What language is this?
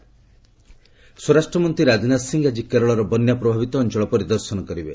Odia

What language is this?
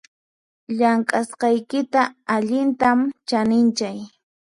Puno Quechua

